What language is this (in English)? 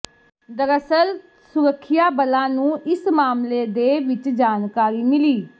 Punjabi